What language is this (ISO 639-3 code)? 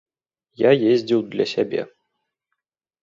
bel